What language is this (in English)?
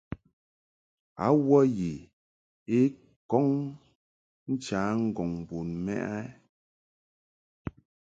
Mungaka